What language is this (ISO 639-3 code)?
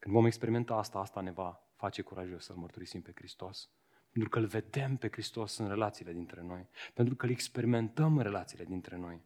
ron